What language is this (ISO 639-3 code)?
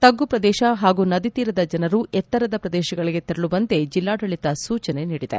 kan